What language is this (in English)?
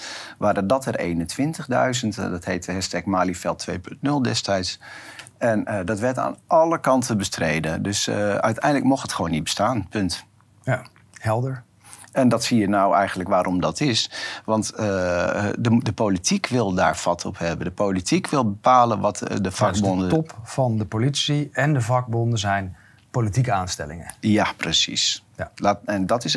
Dutch